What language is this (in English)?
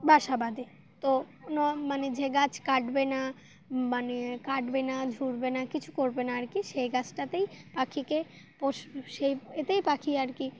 Bangla